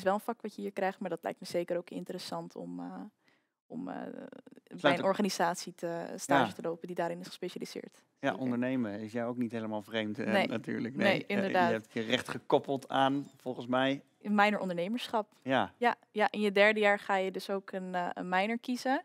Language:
Dutch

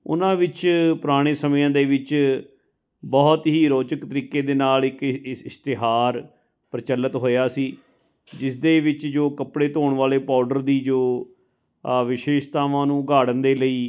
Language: Punjabi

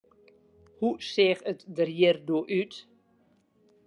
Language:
Western Frisian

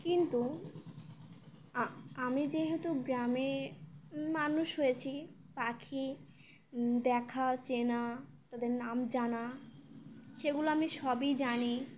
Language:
Bangla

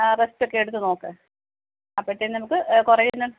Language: Malayalam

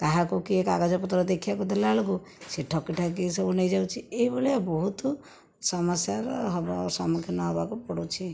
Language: Odia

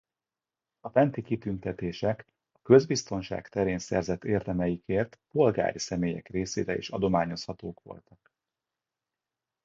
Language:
Hungarian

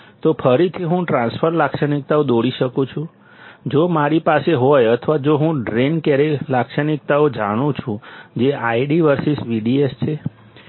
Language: Gujarati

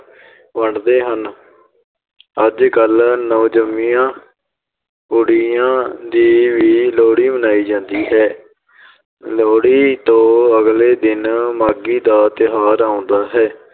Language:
Punjabi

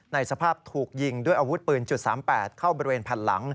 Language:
Thai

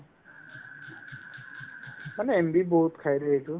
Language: Assamese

